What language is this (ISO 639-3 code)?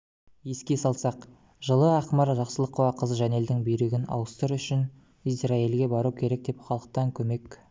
kaz